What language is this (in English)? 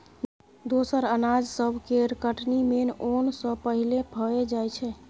Maithili